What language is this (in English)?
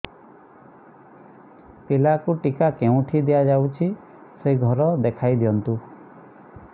Odia